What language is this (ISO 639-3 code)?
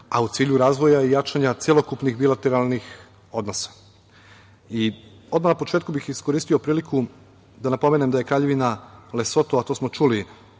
srp